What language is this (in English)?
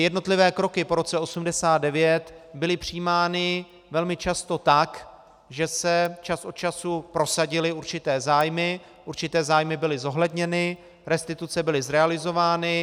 Czech